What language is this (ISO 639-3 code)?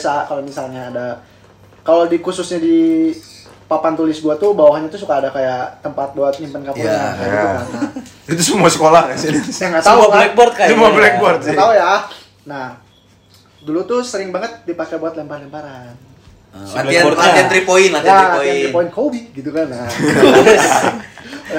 ind